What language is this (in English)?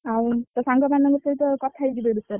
Odia